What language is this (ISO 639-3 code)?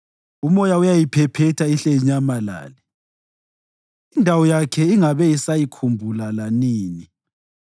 nde